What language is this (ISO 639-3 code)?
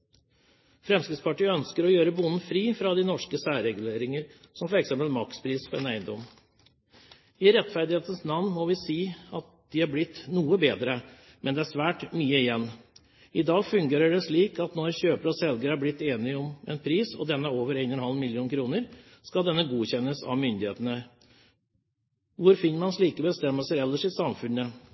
nob